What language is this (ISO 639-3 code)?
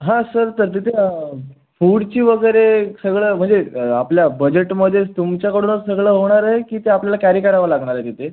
mar